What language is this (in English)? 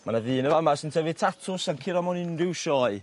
Welsh